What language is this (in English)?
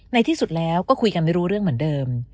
Thai